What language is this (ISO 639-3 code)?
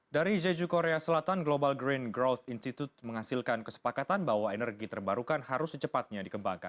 ind